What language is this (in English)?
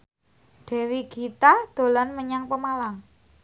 Javanese